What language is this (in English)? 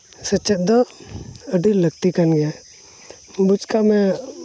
Santali